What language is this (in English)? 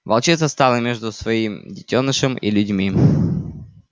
Russian